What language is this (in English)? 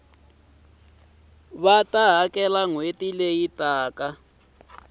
Tsonga